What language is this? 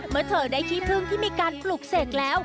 Thai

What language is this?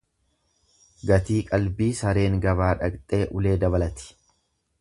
Oromo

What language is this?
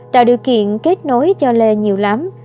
Vietnamese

